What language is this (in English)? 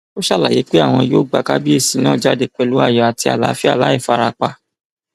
Yoruba